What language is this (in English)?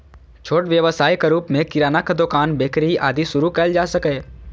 Maithili